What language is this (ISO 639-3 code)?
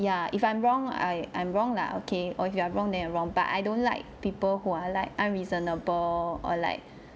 eng